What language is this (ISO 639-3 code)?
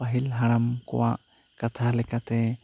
sat